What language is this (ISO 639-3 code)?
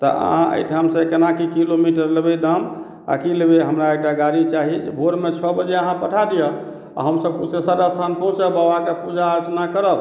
mai